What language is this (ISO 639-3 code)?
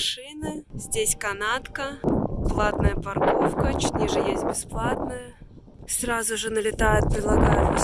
rus